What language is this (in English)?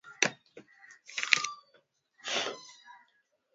Swahili